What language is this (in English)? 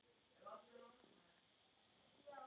Icelandic